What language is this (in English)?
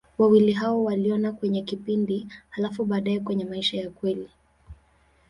Swahili